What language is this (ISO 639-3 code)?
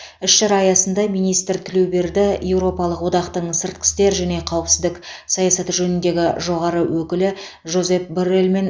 kaz